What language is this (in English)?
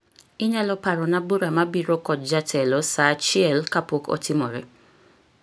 Luo (Kenya and Tanzania)